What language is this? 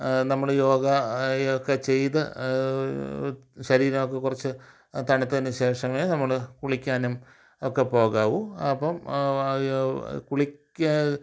Malayalam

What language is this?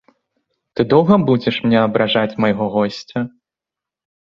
Belarusian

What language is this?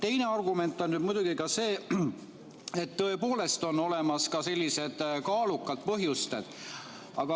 Estonian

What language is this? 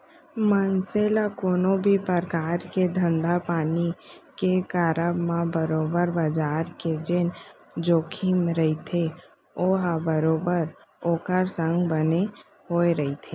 Chhattisgarhi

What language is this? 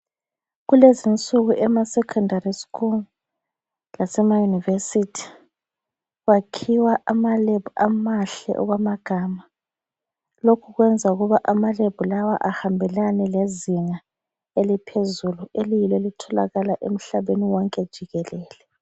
North Ndebele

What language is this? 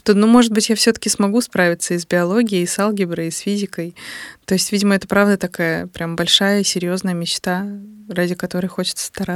Russian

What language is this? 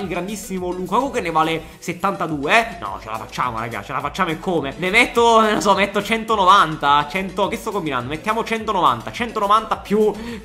Italian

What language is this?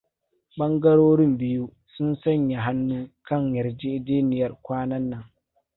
Hausa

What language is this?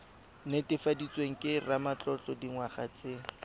Tswana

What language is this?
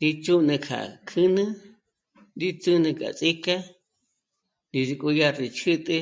Michoacán Mazahua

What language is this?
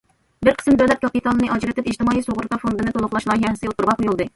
Uyghur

